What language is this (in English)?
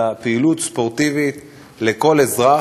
Hebrew